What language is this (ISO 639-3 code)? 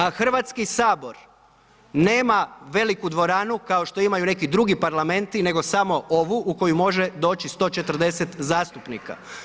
hrv